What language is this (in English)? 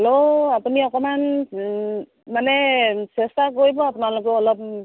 Assamese